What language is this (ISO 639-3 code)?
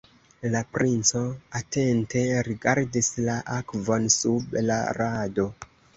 epo